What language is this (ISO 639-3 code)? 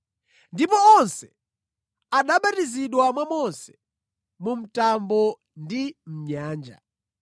nya